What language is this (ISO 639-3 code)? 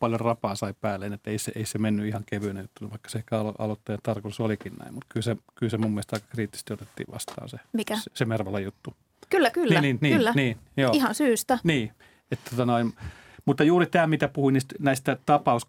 fin